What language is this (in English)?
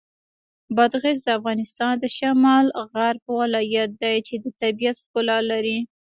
Pashto